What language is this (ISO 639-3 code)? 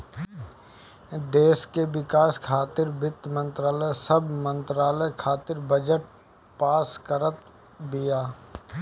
bho